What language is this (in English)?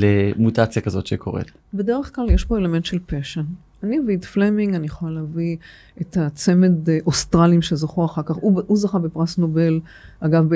Hebrew